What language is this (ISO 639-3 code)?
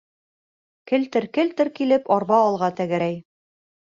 bak